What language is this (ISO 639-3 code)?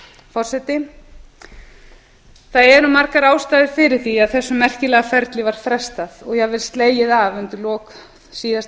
isl